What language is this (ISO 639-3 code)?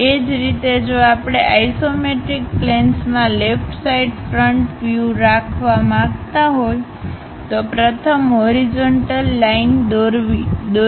guj